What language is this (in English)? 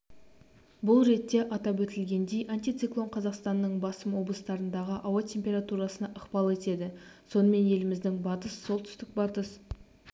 Kazakh